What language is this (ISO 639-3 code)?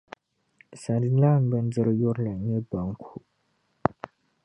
dag